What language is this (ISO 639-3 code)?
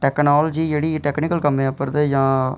doi